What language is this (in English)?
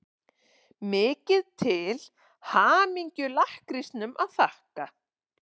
Icelandic